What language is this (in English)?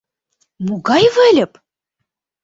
Mari